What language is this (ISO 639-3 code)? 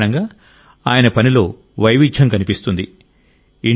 tel